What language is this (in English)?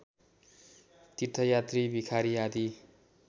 Nepali